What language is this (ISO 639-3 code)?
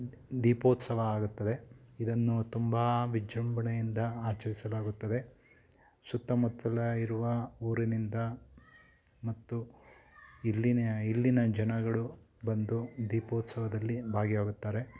kan